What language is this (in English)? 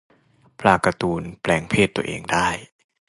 Thai